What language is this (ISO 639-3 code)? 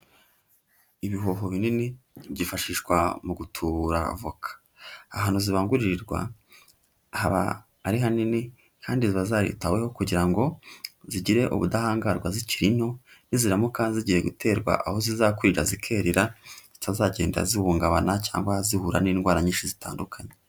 kin